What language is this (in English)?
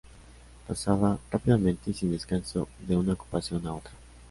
Spanish